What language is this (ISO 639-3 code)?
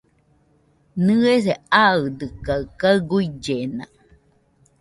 hux